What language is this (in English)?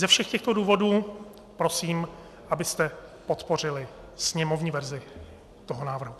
Czech